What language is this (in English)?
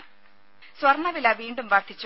Malayalam